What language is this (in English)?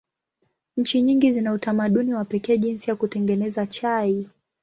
Swahili